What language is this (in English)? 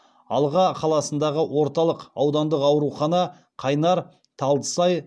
Kazakh